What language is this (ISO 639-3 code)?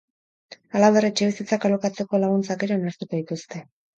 eus